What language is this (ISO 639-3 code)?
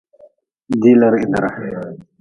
nmz